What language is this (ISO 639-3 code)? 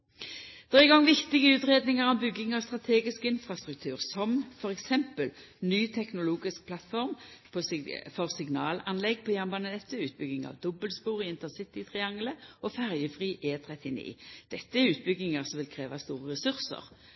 nno